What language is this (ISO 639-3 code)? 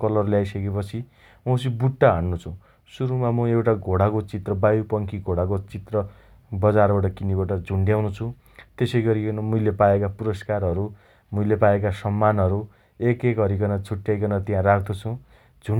dty